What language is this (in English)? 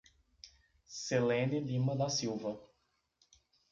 Portuguese